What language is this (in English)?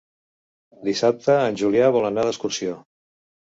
Catalan